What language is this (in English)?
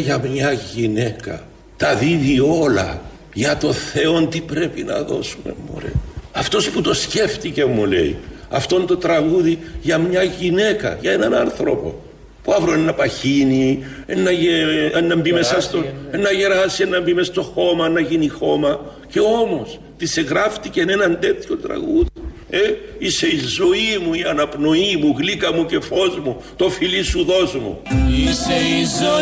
Greek